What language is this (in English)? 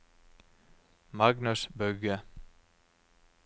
Norwegian